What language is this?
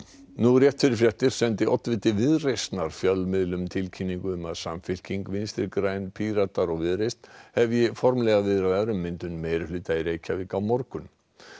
Icelandic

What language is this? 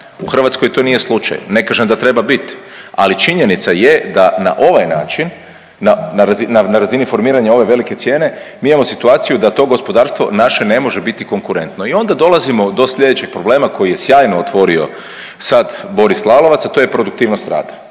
Croatian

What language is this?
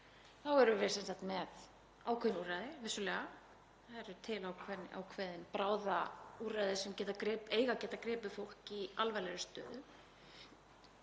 Icelandic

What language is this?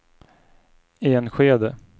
Swedish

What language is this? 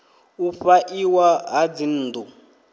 Venda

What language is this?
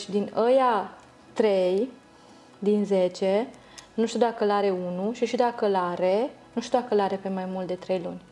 Romanian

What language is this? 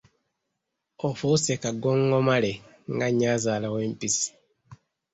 Ganda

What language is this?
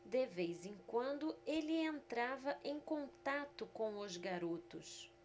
Portuguese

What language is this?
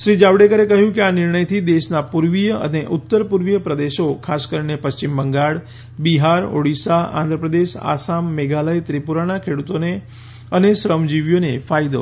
Gujarati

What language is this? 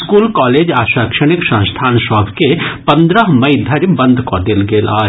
Maithili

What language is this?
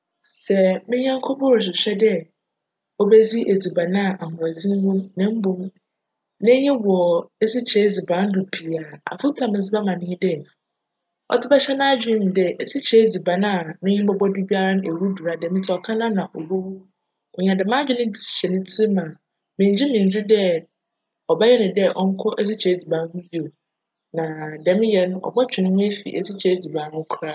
Akan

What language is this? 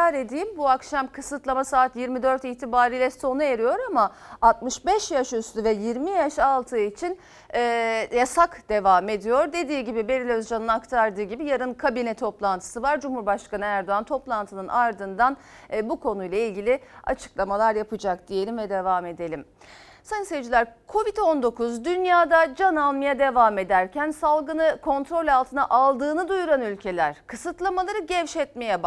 Turkish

